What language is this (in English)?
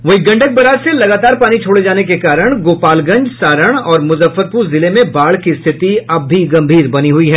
Hindi